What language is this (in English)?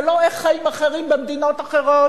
Hebrew